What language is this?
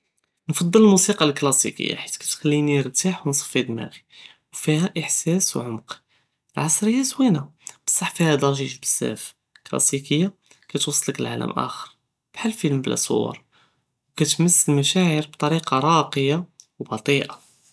Judeo-Arabic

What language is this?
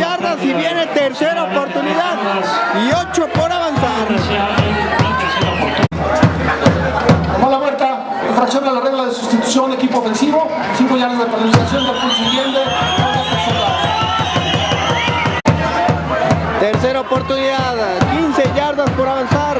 Spanish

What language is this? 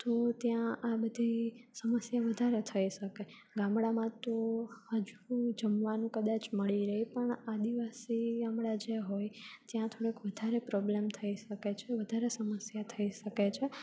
Gujarati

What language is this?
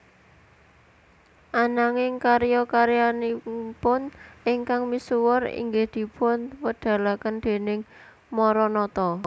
Javanese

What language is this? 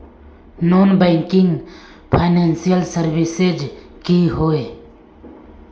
Magahi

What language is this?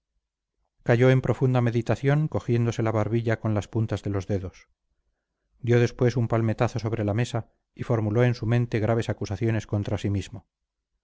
Spanish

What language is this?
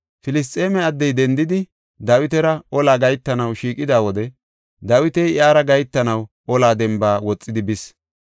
Gofa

